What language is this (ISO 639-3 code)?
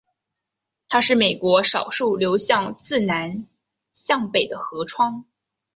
zho